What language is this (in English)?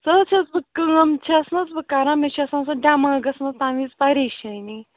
Kashmiri